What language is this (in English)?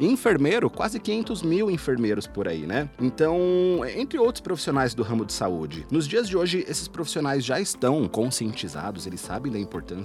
Portuguese